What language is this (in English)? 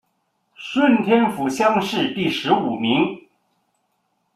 Chinese